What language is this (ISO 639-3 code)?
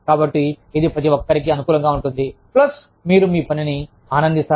tel